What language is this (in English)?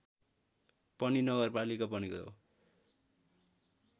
Nepali